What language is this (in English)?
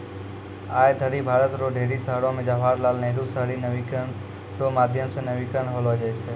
Maithili